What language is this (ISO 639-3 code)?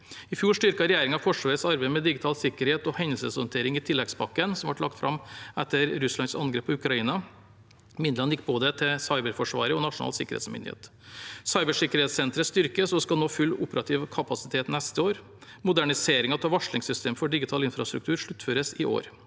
nor